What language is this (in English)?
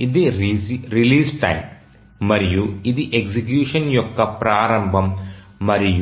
Telugu